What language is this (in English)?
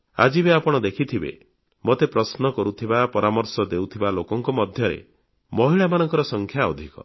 Odia